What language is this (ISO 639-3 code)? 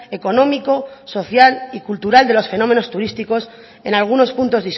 spa